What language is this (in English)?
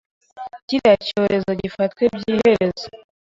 Kinyarwanda